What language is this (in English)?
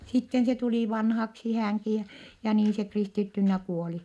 Finnish